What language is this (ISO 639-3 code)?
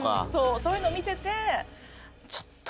jpn